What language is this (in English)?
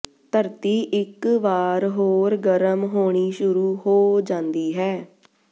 Punjabi